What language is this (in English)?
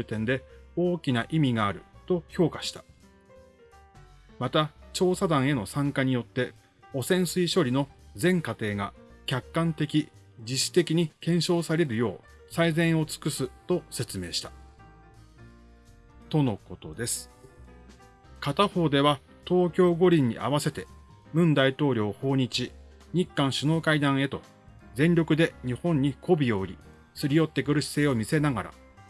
Japanese